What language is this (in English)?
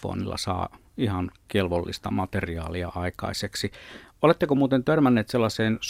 Finnish